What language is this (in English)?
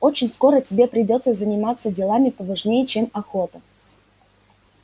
Russian